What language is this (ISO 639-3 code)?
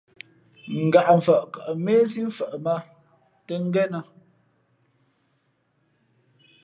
fmp